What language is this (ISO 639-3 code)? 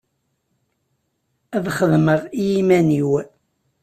kab